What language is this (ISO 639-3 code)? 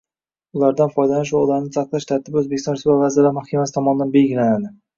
uzb